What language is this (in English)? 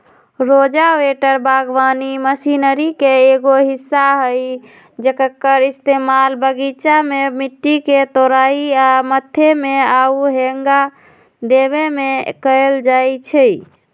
Magahi